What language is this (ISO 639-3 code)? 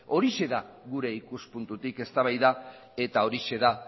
eus